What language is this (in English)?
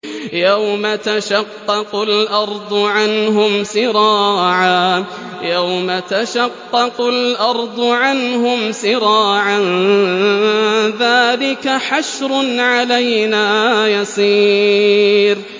Arabic